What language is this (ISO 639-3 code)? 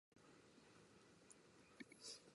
eng